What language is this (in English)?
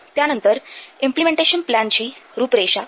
Marathi